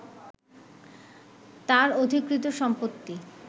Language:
Bangla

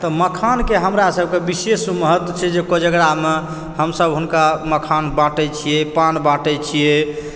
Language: Maithili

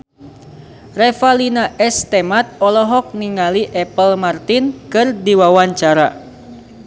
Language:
Sundanese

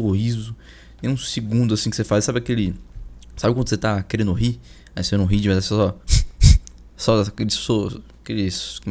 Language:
Portuguese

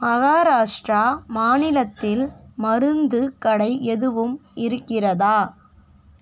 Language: Tamil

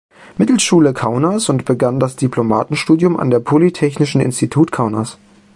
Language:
German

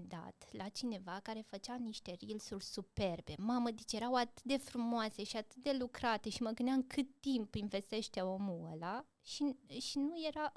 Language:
Romanian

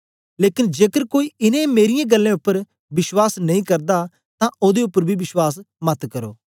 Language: Dogri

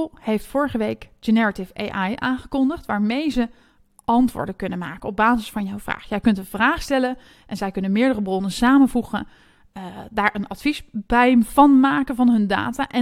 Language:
Dutch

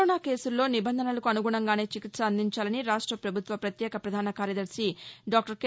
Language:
Telugu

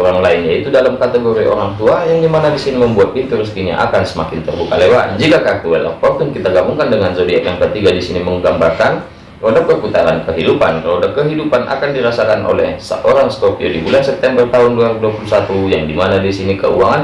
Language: Indonesian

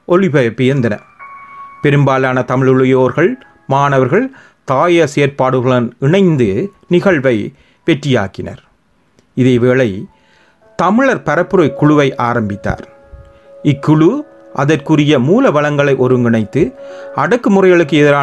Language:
Tamil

